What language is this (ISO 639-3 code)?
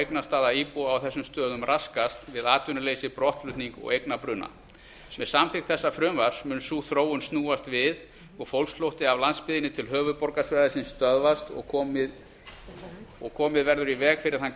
isl